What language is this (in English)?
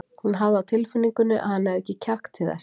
Icelandic